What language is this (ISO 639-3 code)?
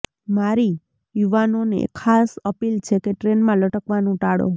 guj